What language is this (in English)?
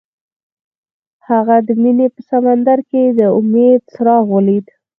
Pashto